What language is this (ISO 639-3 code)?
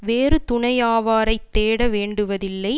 tam